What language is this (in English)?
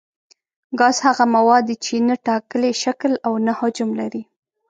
Pashto